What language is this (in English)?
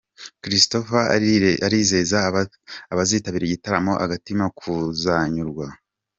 Kinyarwanda